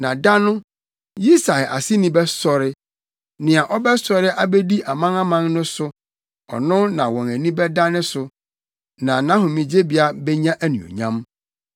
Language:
Akan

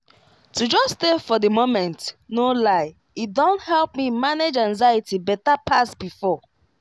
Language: Nigerian Pidgin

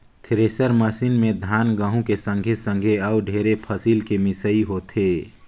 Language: Chhattisgarhi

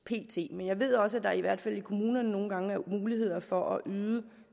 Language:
Danish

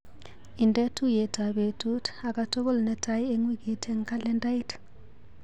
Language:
Kalenjin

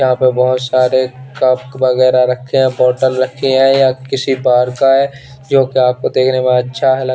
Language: Hindi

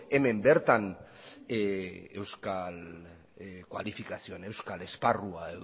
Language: Basque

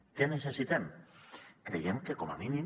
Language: Catalan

